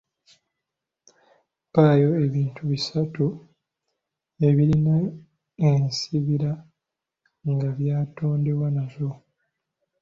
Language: Ganda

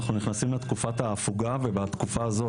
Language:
Hebrew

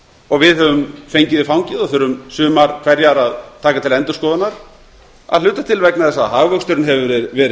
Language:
Icelandic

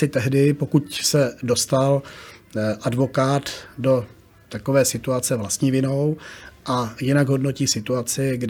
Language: Czech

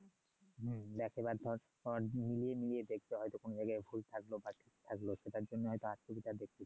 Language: Bangla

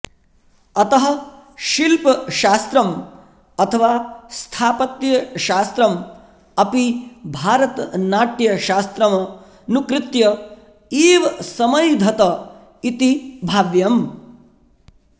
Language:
Sanskrit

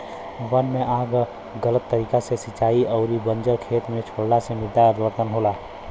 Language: Bhojpuri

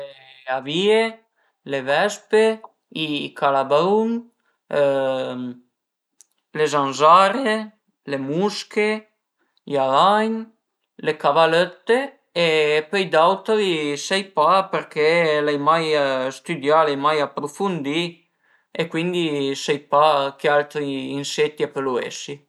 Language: Piedmontese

